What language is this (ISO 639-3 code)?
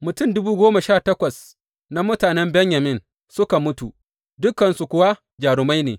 hau